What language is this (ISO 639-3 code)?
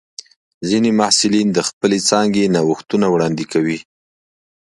pus